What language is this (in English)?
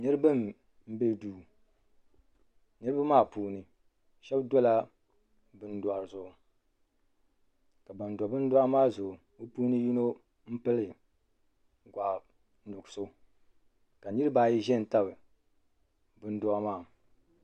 Dagbani